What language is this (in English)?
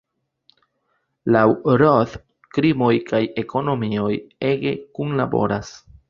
Esperanto